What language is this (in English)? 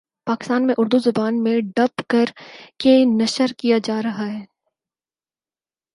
Urdu